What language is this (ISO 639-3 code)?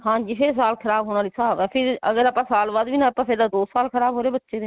pan